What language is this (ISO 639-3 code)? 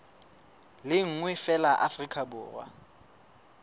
sot